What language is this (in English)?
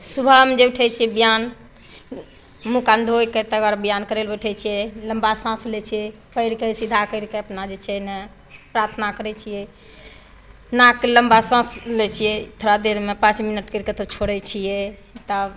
Maithili